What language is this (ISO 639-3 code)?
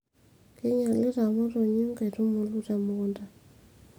mas